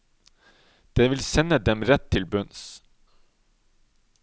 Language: Norwegian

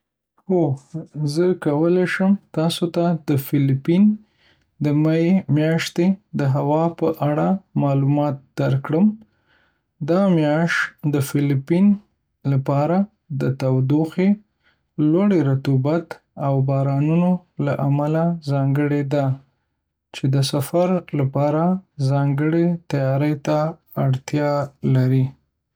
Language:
Pashto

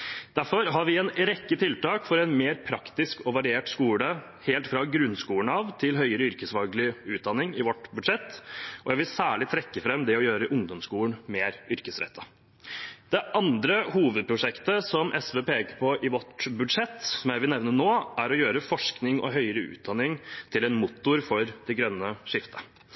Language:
Norwegian Bokmål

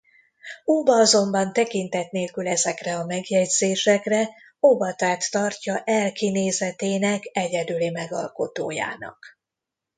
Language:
Hungarian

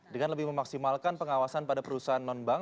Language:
Indonesian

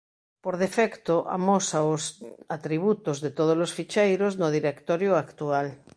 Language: Galician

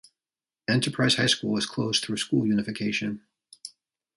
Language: English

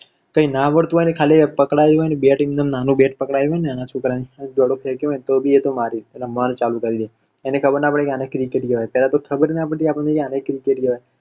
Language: Gujarati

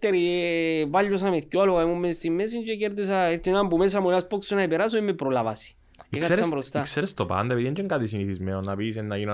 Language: Greek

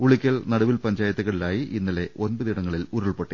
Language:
Malayalam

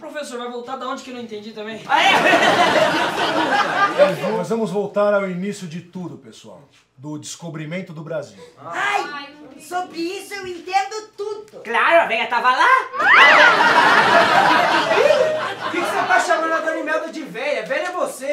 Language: Portuguese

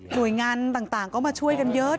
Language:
Thai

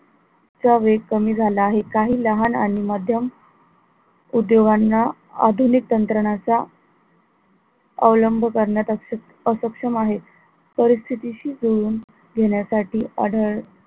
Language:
Marathi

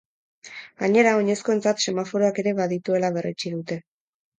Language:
Basque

